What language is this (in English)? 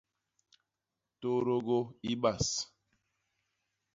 Basaa